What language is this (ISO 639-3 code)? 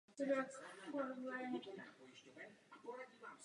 ces